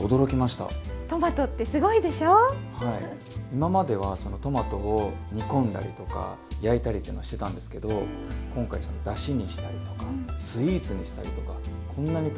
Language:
Japanese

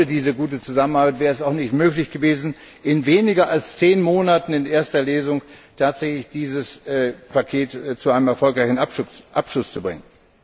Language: German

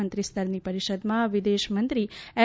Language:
Gujarati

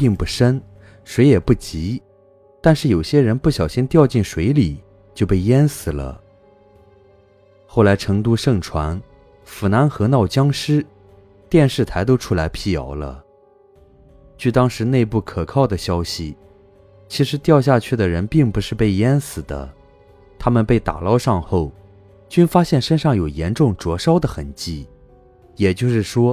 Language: Chinese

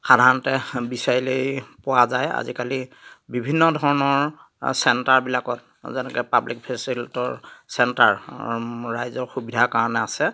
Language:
Assamese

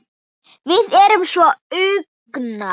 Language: Icelandic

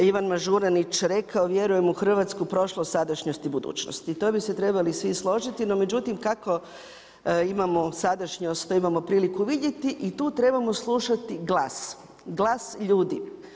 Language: Croatian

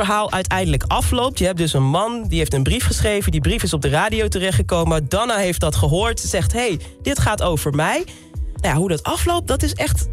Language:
Dutch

